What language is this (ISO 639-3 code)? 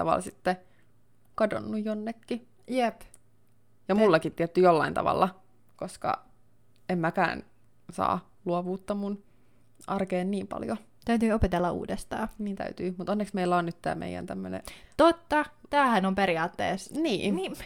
fin